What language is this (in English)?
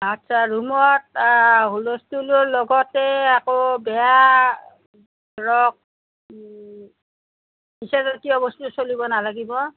Assamese